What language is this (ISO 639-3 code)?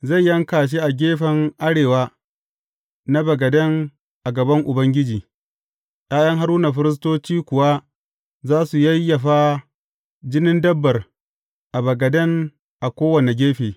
hau